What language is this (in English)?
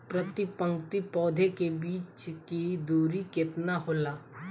Bhojpuri